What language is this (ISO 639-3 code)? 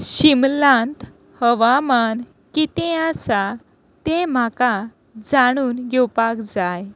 kok